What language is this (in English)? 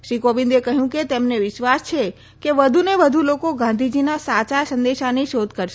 Gujarati